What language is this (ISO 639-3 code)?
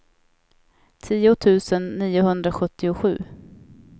swe